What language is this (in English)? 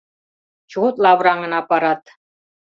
Mari